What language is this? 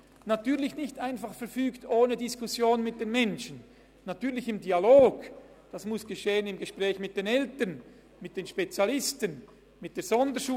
Swiss German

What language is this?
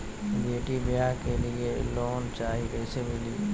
Magahi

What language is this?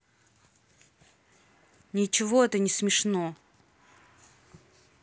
Russian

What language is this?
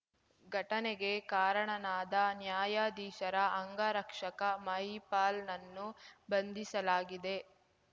Kannada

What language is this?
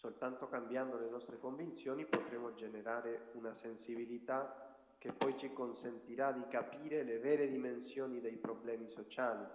Italian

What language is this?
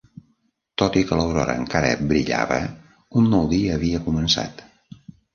Catalan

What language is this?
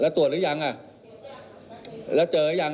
Thai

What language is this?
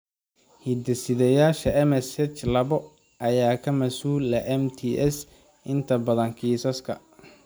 Somali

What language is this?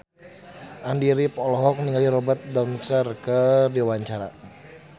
Sundanese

